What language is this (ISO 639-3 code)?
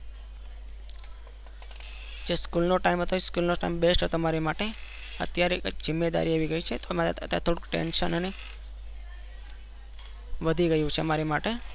guj